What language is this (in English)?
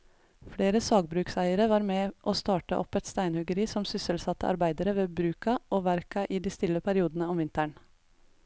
Norwegian